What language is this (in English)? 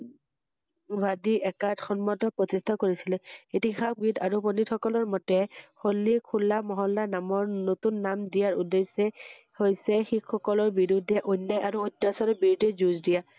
Assamese